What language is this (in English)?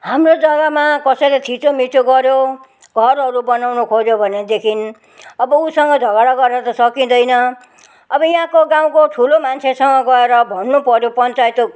Nepali